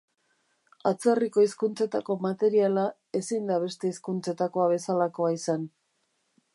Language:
Basque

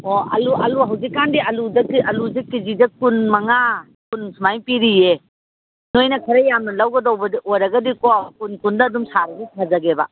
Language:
Manipuri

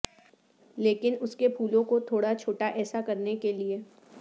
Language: Urdu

